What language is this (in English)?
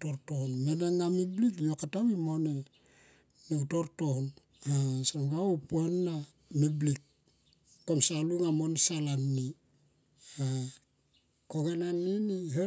Tomoip